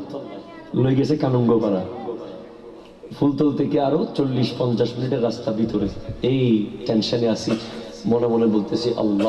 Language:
Bangla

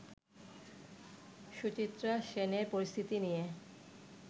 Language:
Bangla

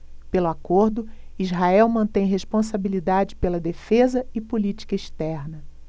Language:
Portuguese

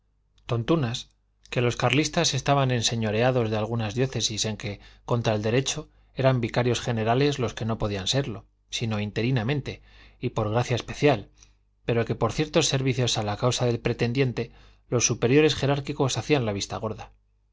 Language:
Spanish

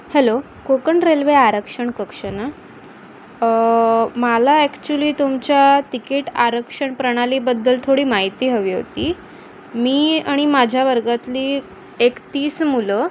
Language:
Marathi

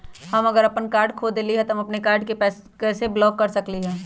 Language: Magahi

